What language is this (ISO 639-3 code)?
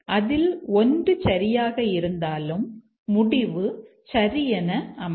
tam